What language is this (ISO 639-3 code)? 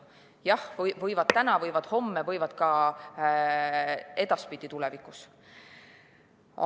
est